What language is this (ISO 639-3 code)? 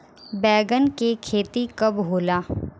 bho